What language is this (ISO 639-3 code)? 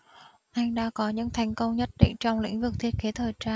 vie